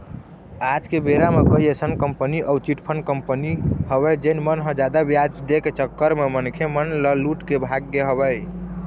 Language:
Chhattisgarhi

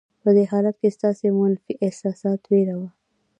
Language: Pashto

